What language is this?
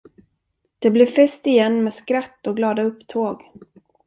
Swedish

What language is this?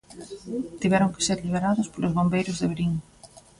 Galician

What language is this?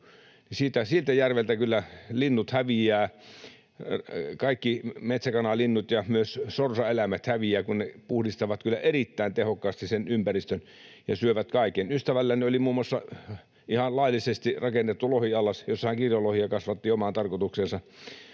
Finnish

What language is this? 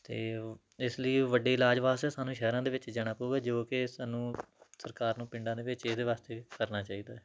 Punjabi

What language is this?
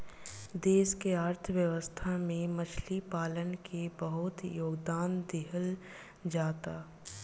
Bhojpuri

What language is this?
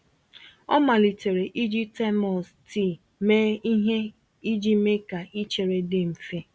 Igbo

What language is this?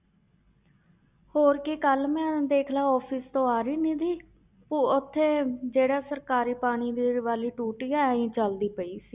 Punjabi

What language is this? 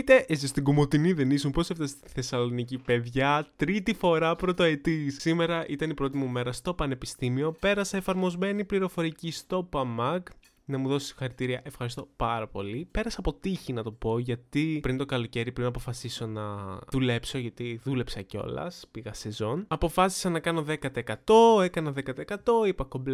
Greek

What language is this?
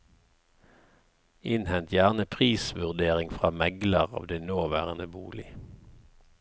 Norwegian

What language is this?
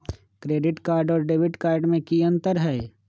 Magahi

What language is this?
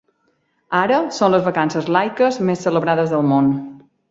Catalan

